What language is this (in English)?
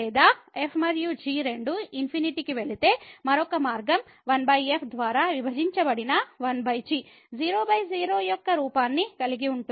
Telugu